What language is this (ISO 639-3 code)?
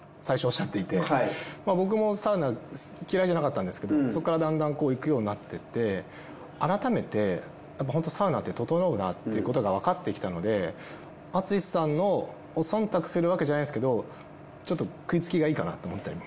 jpn